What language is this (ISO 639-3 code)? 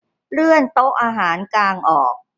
tha